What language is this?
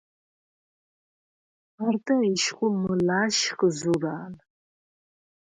Svan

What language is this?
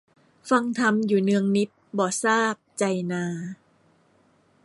Thai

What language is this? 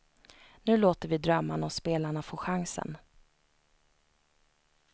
Swedish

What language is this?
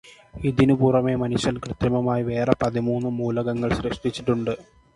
Malayalam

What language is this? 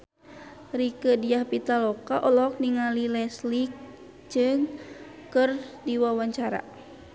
Sundanese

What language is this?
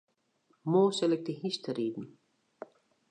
Western Frisian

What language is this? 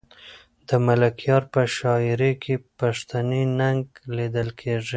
Pashto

